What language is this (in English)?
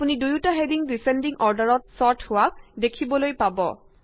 Assamese